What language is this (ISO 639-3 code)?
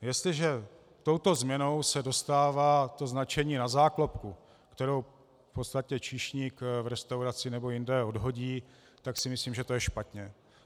ces